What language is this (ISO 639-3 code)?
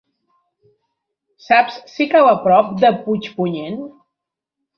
cat